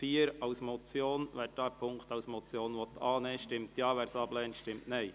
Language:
Swiss German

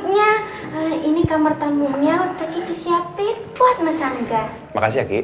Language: Indonesian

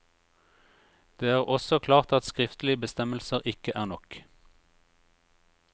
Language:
Norwegian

